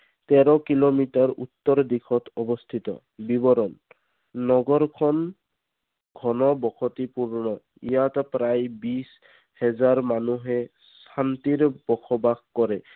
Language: Assamese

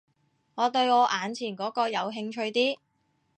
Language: Cantonese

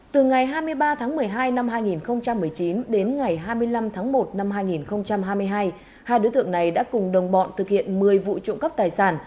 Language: Vietnamese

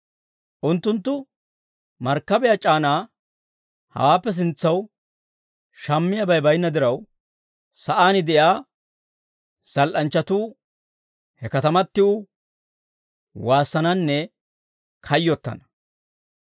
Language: Dawro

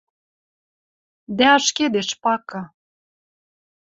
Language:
Western Mari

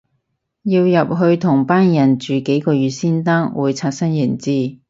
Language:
Cantonese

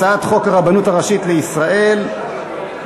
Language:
Hebrew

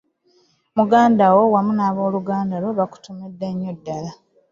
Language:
Ganda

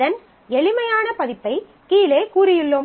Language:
Tamil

